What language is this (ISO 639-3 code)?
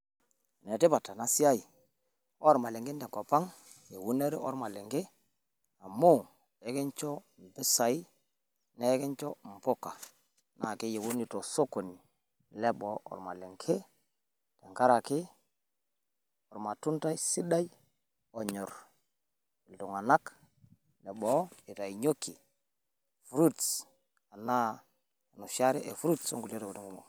mas